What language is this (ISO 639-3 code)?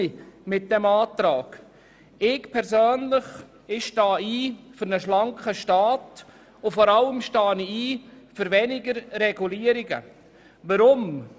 gsw